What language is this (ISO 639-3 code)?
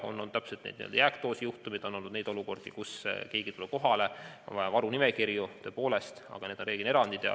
est